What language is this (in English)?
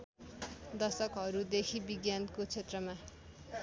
Nepali